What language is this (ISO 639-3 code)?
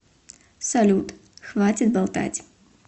rus